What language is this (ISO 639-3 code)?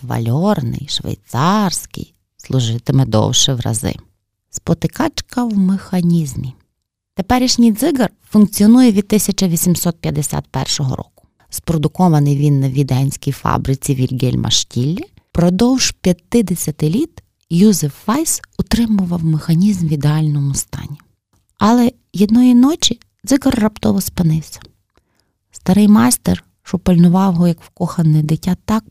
ukr